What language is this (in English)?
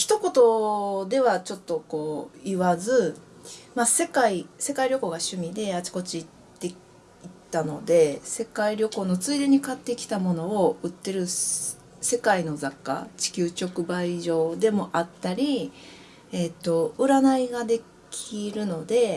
Japanese